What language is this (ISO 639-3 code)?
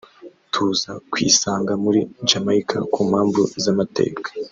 kin